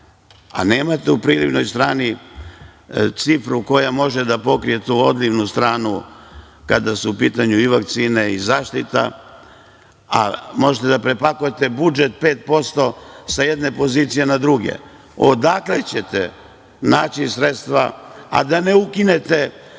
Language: Serbian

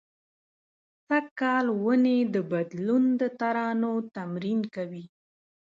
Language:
Pashto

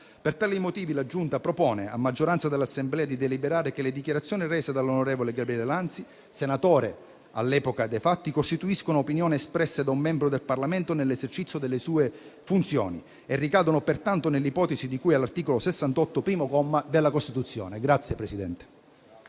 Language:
Italian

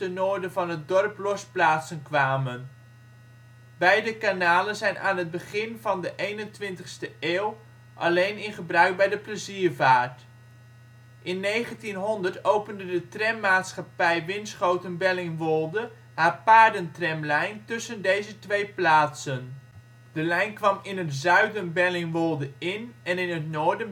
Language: Dutch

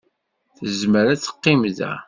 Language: Kabyle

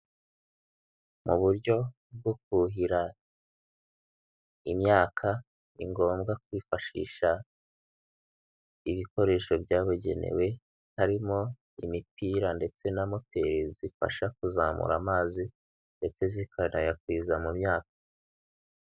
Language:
Kinyarwanda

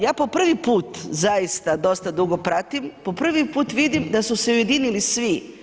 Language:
Croatian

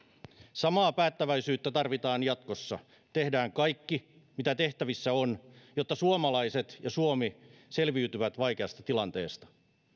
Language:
Finnish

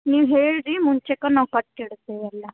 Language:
Kannada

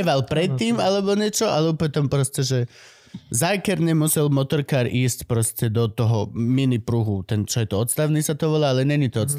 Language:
Slovak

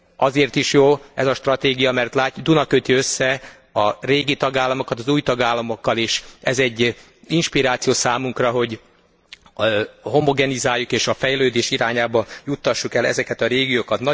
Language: Hungarian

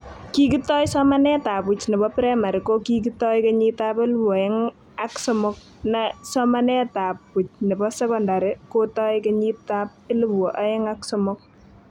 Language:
Kalenjin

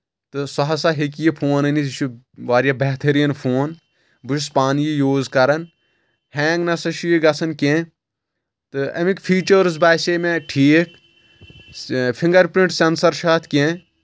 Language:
Kashmiri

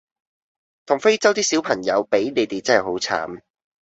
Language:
Cantonese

